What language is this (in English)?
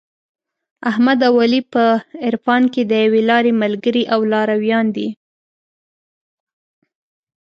Pashto